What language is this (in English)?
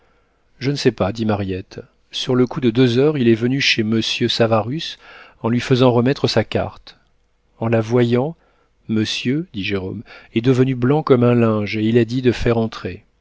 French